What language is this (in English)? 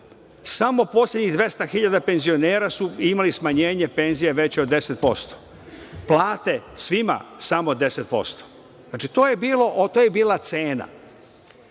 Serbian